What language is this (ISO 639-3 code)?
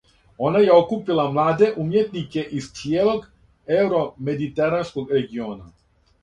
srp